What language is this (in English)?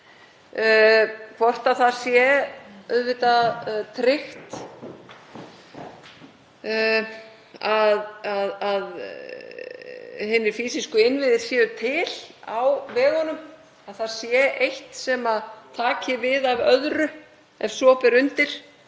Icelandic